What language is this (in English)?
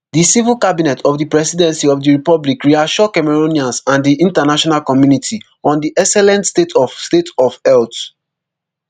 Nigerian Pidgin